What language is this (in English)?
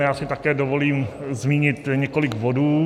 Czech